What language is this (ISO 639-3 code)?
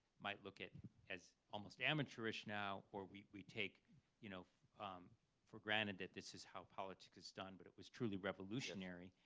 eng